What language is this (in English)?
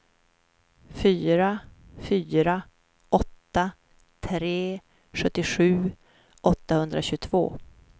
Swedish